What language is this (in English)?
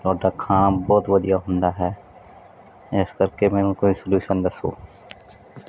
Punjabi